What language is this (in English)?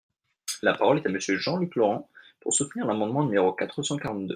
French